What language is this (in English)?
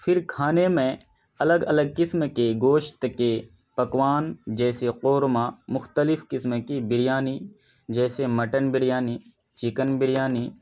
Urdu